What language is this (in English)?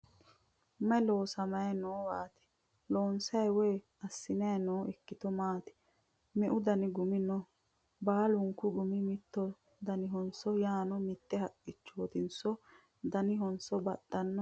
Sidamo